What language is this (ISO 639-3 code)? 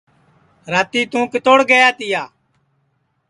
ssi